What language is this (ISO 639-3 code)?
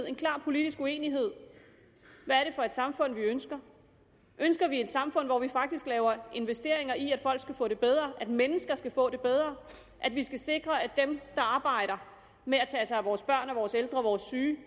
dan